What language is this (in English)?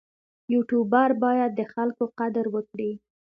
Pashto